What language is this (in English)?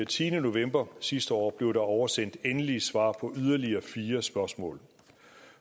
Danish